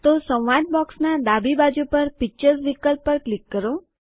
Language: Gujarati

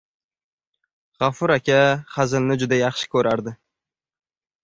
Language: Uzbek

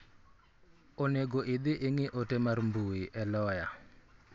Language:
Luo (Kenya and Tanzania)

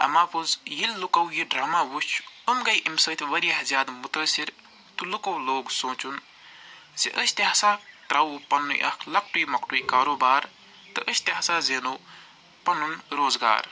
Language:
Kashmiri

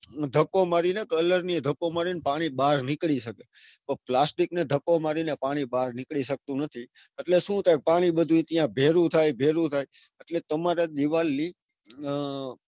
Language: Gujarati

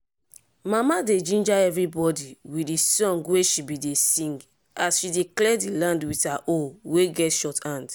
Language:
Nigerian Pidgin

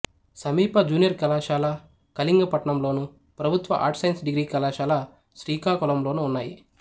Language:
Telugu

